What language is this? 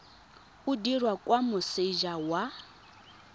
Tswana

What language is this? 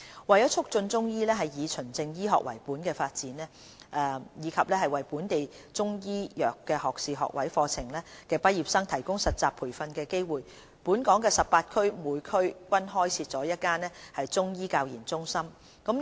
Cantonese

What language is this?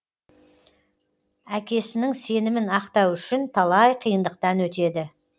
Kazakh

